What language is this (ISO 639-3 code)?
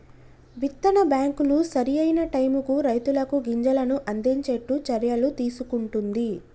tel